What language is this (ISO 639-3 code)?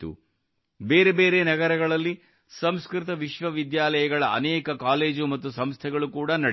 kan